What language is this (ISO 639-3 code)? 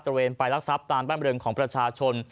tha